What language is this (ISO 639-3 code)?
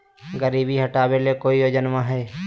mag